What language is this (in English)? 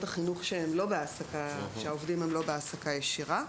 Hebrew